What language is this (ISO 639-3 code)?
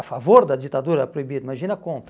por